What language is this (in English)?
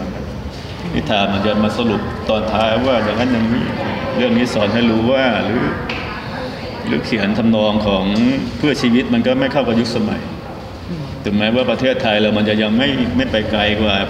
Thai